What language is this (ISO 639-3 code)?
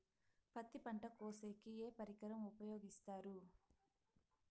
tel